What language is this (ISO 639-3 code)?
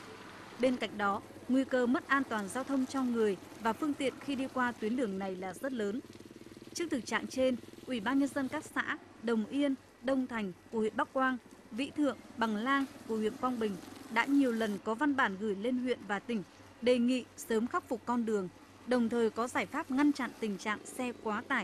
vie